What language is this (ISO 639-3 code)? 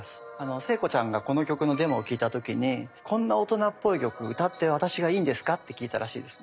jpn